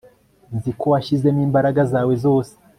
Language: Kinyarwanda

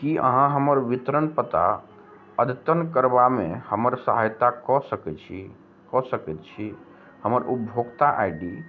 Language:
Maithili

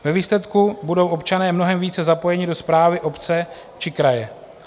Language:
Czech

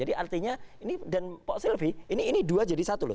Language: Indonesian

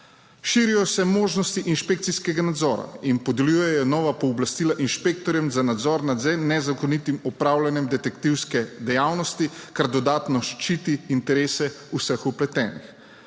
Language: Slovenian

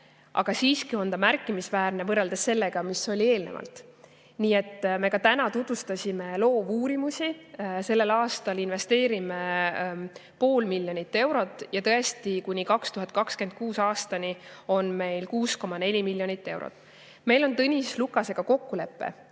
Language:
Estonian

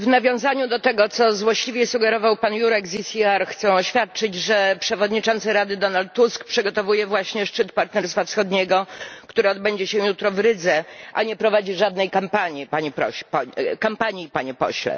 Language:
Polish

